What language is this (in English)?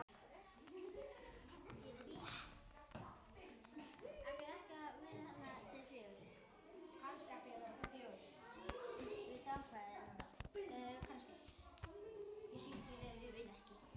Icelandic